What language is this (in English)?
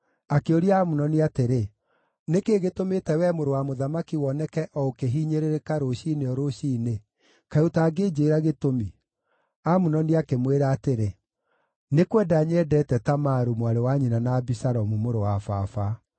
Kikuyu